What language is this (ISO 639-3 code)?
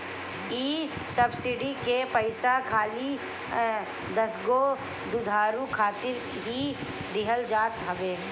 bho